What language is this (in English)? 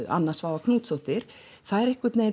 Icelandic